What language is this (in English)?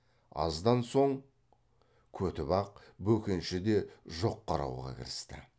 Kazakh